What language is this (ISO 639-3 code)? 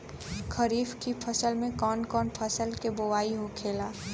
bho